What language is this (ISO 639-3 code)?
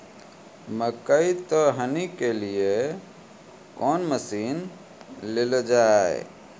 mai